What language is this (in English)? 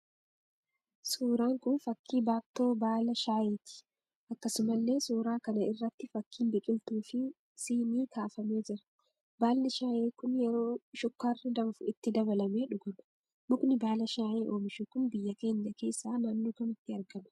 Oromo